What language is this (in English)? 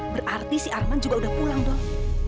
Indonesian